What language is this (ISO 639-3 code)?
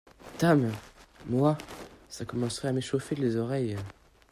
fra